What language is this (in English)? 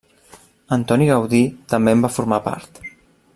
Catalan